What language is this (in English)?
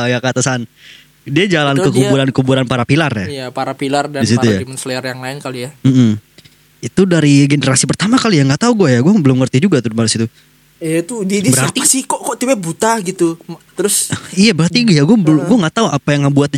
Indonesian